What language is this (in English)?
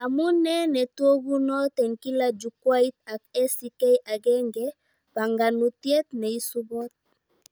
Kalenjin